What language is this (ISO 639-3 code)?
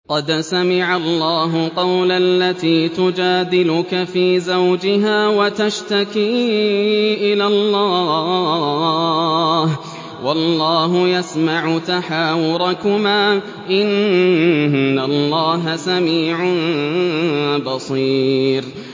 ara